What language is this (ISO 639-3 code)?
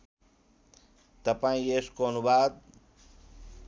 nep